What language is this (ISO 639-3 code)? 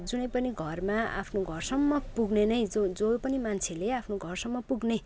nep